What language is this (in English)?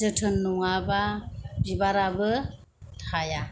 Bodo